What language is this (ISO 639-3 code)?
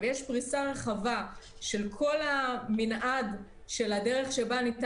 heb